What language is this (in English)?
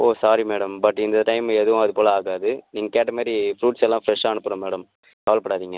Tamil